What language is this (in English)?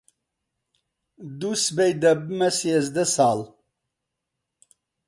Central Kurdish